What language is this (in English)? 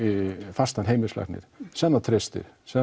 Icelandic